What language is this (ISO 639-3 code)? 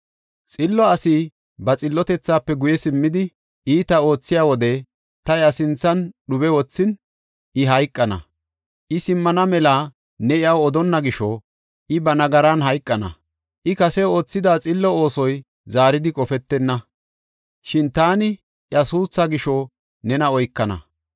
gof